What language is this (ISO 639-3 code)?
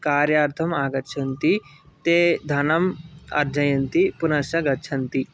san